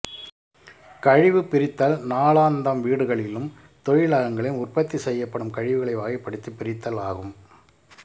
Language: Tamil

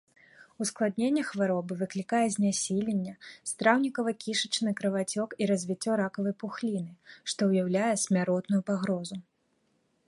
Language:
Belarusian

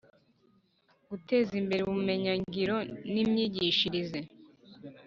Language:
Kinyarwanda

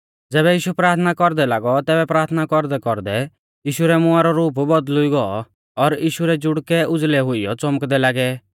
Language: Mahasu Pahari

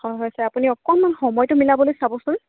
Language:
Assamese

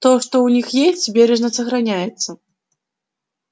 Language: Russian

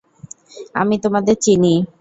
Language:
Bangla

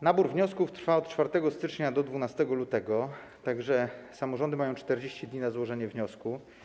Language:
Polish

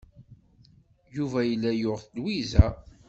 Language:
Kabyle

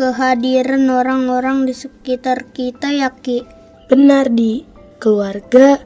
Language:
Indonesian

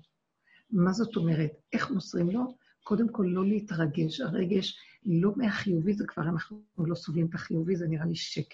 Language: Hebrew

